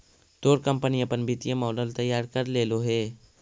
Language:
Magahi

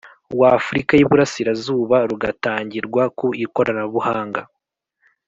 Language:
Kinyarwanda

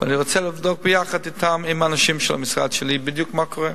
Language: Hebrew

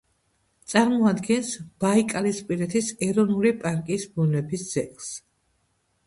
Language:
Georgian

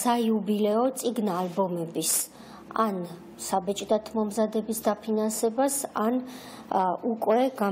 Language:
Romanian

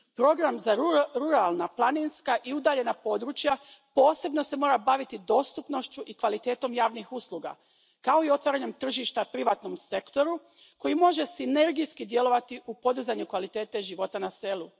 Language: Croatian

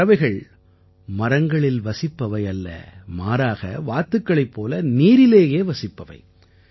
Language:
Tamil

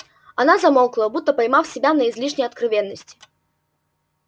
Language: Russian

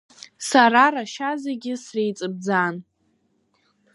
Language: Abkhazian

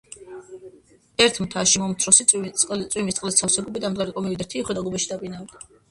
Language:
Georgian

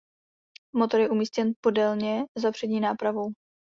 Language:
Czech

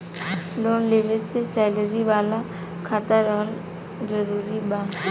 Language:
Bhojpuri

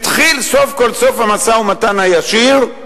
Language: Hebrew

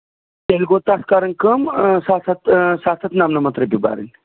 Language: Kashmiri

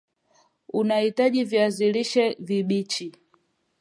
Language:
Swahili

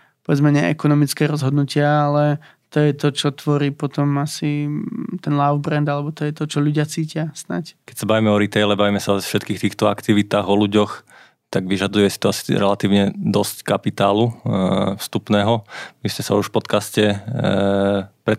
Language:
Slovak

